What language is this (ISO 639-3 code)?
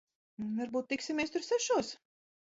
lav